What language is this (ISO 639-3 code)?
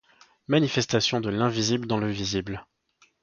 fra